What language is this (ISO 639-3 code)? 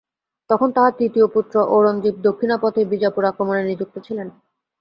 ben